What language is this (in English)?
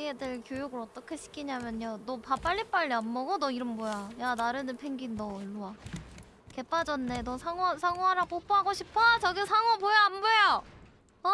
Korean